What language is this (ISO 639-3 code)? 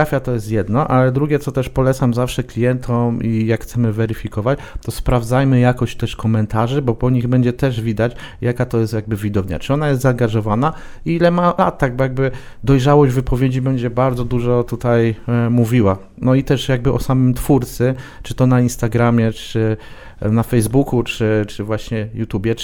pol